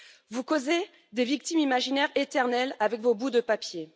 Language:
French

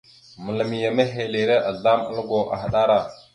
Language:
Mada (Cameroon)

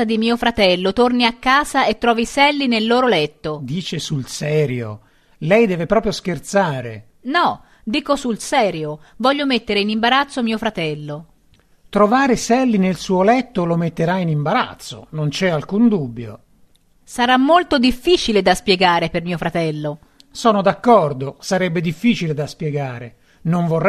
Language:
Italian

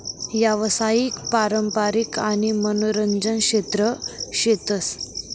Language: Marathi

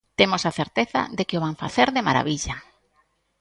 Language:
Galician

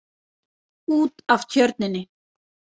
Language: Icelandic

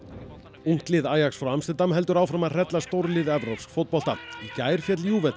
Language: Icelandic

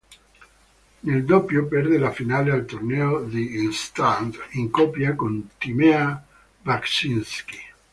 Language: Italian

